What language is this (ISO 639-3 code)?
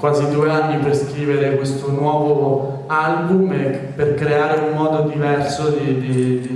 ita